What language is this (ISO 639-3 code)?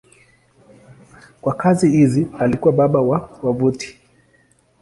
swa